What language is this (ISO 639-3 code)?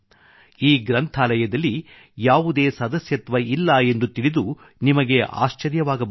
kan